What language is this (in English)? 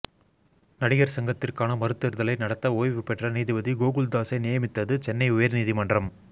Tamil